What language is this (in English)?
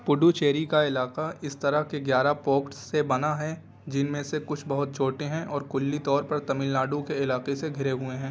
Urdu